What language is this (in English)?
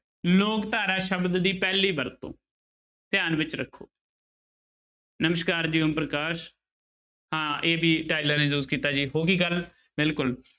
Punjabi